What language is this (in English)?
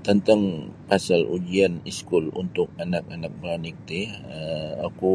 Sabah Bisaya